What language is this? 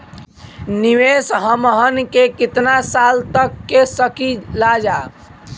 Bhojpuri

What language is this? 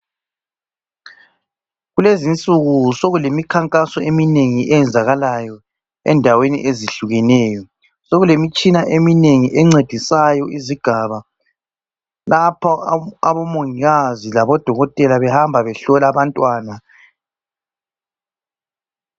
North Ndebele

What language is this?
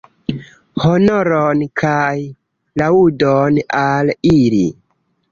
Esperanto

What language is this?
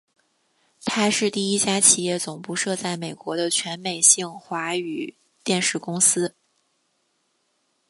Chinese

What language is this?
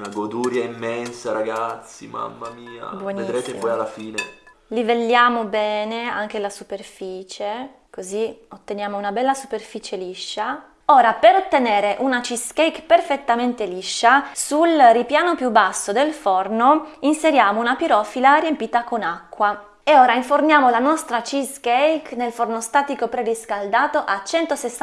Italian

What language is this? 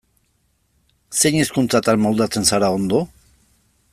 Basque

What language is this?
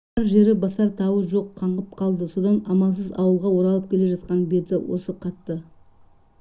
Kazakh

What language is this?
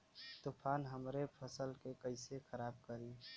Bhojpuri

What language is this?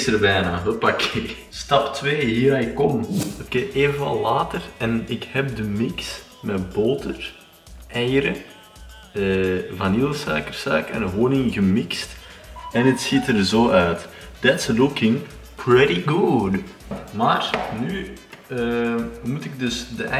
Dutch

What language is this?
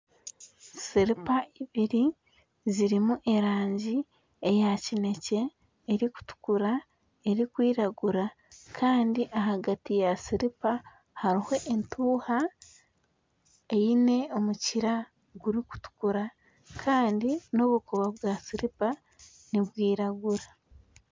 Nyankole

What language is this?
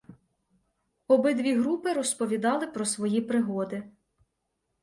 Ukrainian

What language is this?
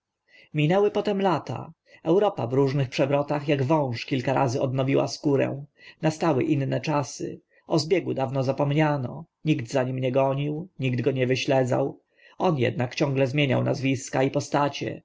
Polish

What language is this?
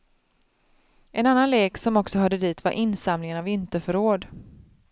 Swedish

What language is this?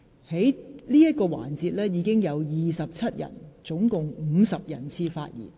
Cantonese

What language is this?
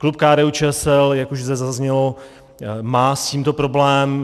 Czech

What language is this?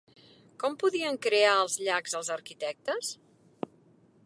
Catalan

